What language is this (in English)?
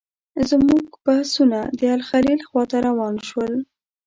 Pashto